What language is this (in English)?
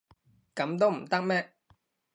Cantonese